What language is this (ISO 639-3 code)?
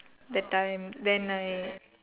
eng